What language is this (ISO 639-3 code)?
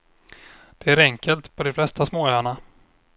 swe